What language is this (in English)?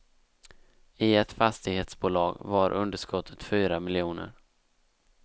Swedish